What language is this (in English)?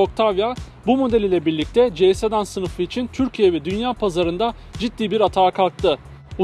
Turkish